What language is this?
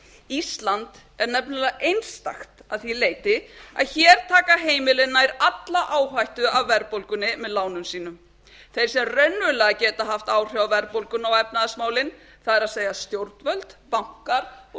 Icelandic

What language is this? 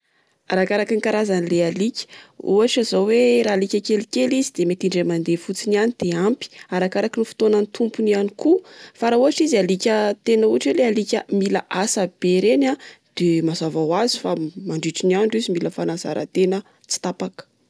Malagasy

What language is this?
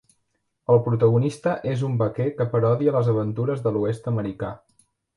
Catalan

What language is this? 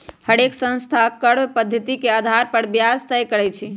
Magahi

